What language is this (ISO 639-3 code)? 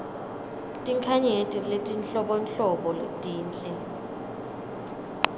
ssw